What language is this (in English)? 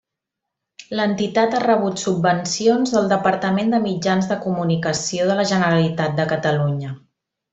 Catalan